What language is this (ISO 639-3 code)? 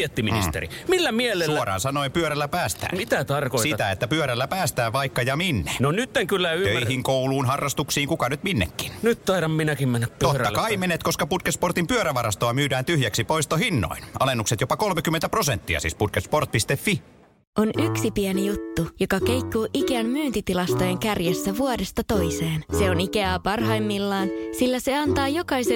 fin